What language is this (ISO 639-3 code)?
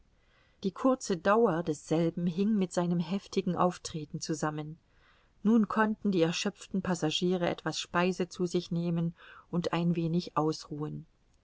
deu